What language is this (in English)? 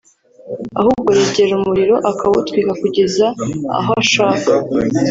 Kinyarwanda